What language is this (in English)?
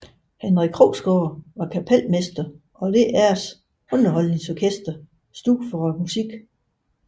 Danish